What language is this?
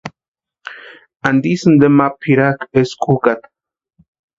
Western Highland Purepecha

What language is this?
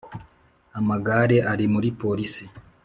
Kinyarwanda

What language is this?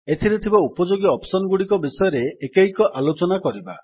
Odia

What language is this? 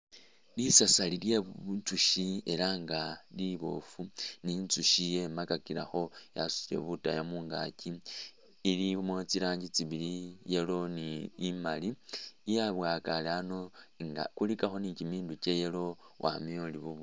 Masaaba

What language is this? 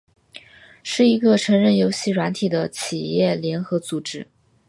Chinese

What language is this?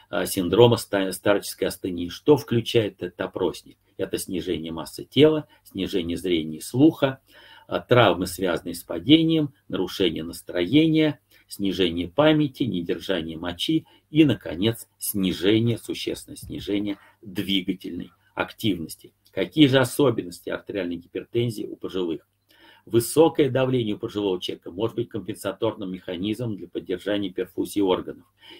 Russian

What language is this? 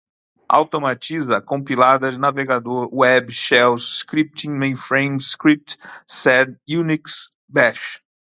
Portuguese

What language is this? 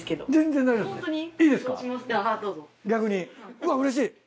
Japanese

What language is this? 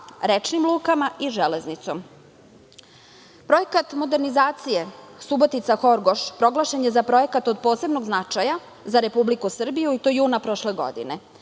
Serbian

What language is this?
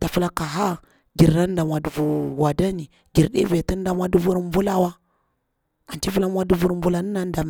Bura-Pabir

